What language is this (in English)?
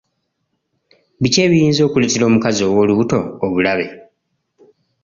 Ganda